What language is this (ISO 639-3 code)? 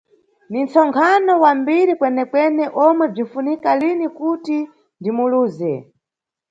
nyu